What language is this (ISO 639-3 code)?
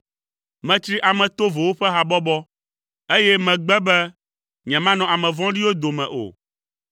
ewe